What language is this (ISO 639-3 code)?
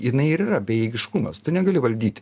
lit